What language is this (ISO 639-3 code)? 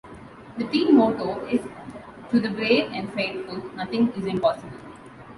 eng